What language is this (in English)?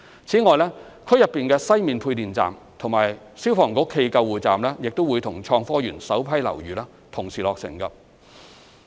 Cantonese